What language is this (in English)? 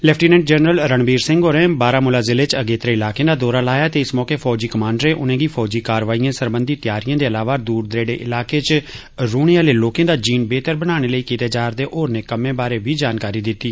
Dogri